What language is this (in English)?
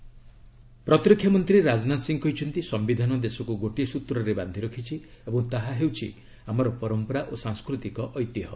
Odia